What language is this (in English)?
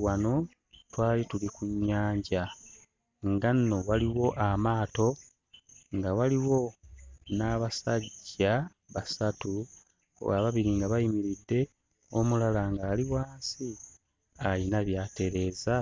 Ganda